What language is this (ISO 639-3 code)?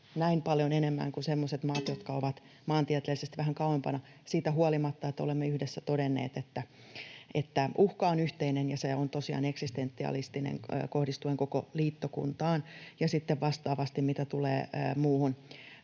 fin